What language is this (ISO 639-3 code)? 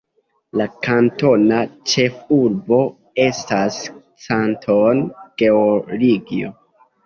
epo